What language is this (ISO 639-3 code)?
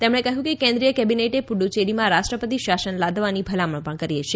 guj